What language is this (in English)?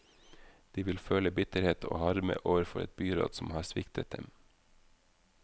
Norwegian